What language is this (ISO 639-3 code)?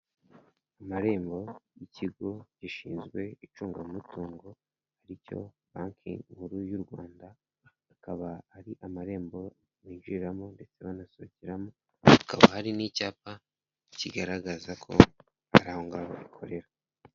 kin